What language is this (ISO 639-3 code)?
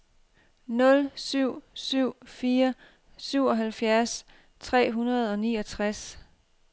dan